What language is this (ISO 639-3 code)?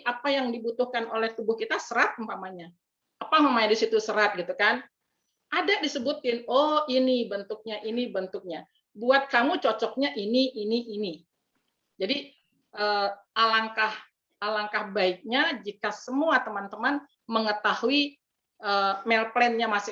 ind